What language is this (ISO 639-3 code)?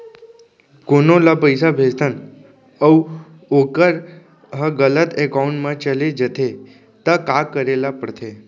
hne